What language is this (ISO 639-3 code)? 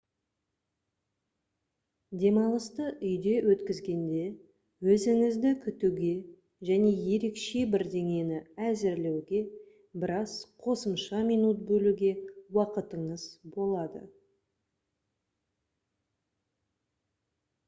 kaz